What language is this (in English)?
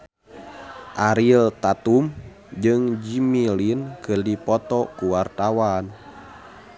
Sundanese